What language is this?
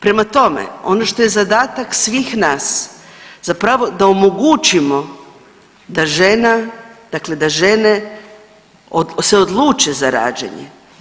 Croatian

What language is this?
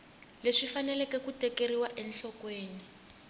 Tsonga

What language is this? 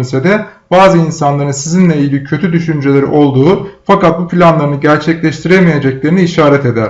Turkish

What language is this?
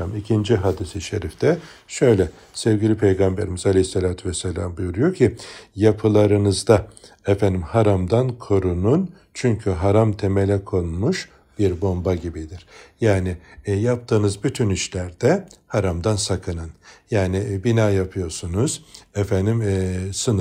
Turkish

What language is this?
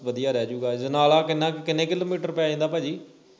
Punjabi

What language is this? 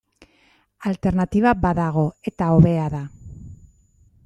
Basque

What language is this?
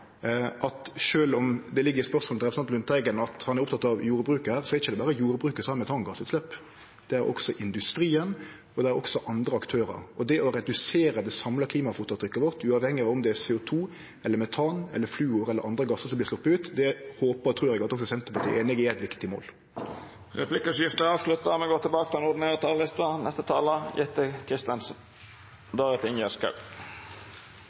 Norwegian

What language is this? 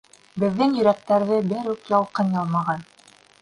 Bashkir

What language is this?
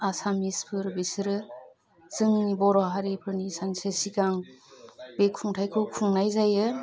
Bodo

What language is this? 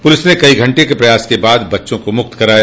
Hindi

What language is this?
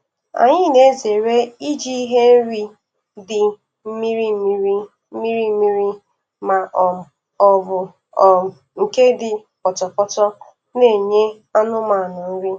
Igbo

